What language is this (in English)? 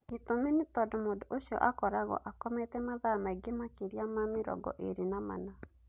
Kikuyu